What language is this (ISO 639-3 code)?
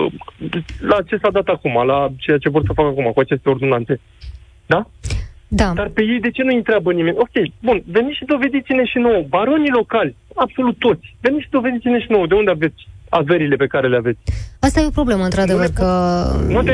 ron